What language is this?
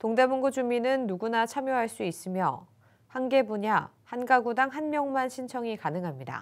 Korean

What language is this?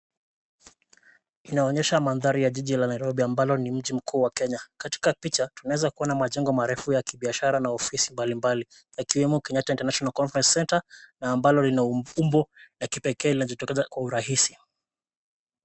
Swahili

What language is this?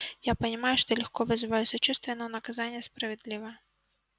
Russian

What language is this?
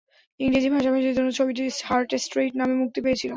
Bangla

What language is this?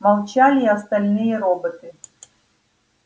Russian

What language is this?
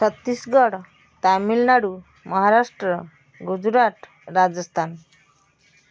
Odia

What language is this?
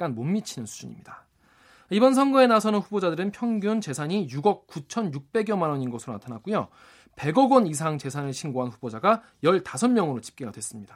Korean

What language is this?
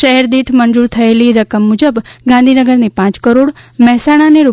Gujarati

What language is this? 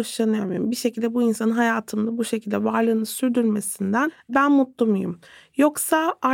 Turkish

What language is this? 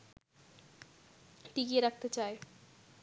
Bangla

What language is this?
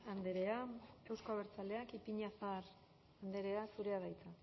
Basque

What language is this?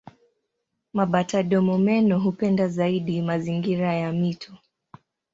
Swahili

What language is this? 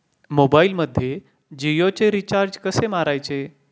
Marathi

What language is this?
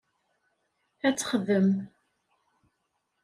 Kabyle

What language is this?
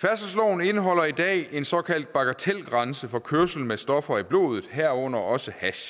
Danish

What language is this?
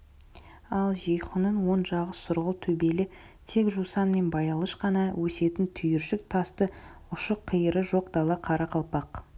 Kazakh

